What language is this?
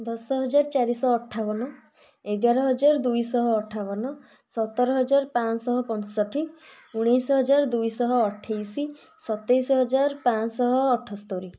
Odia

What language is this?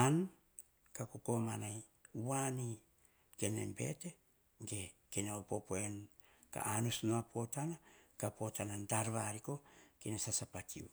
Hahon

